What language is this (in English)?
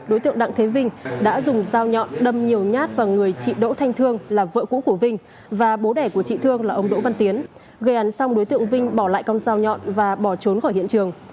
Vietnamese